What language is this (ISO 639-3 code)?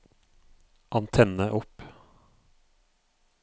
nor